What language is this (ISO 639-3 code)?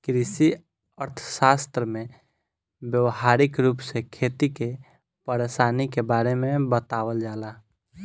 bho